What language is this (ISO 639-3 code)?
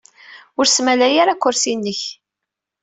kab